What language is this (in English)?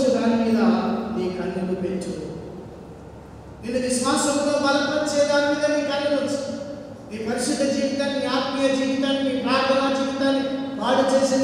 Hindi